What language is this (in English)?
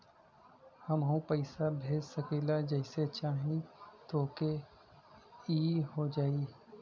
Bhojpuri